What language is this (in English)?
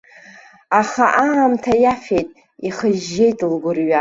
Abkhazian